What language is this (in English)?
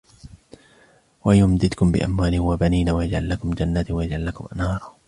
Arabic